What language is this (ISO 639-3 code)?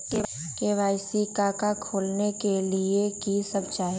mag